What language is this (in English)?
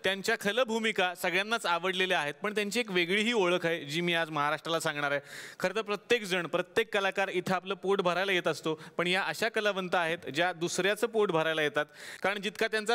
Marathi